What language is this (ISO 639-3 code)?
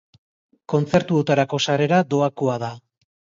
eus